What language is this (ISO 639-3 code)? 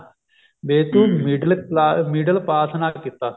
pan